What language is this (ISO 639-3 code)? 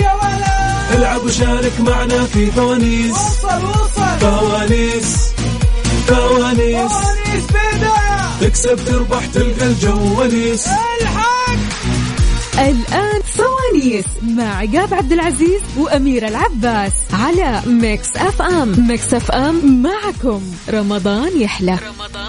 ara